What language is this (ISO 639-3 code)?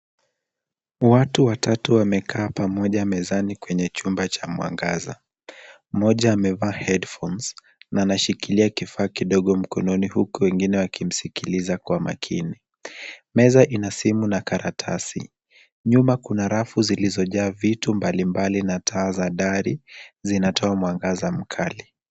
swa